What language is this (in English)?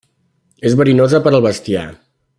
Catalan